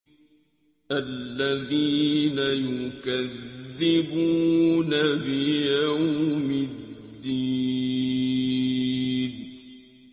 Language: Arabic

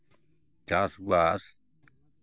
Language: Santali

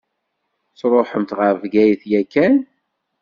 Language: Kabyle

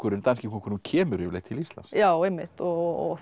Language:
Icelandic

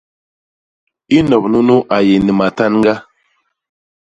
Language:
Basaa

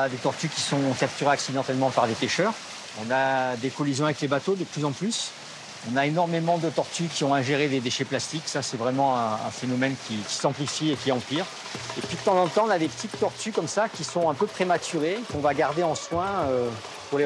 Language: French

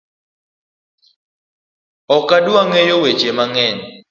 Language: Luo (Kenya and Tanzania)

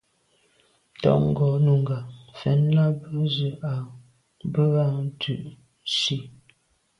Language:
Medumba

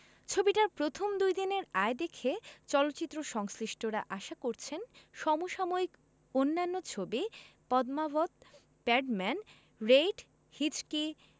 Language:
Bangla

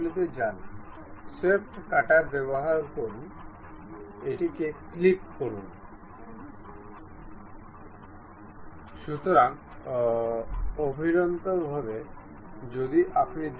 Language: Bangla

